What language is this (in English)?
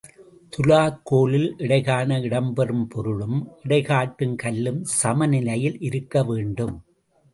Tamil